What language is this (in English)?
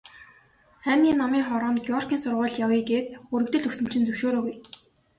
Mongolian